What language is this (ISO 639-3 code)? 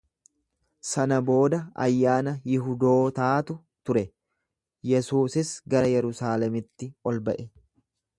orm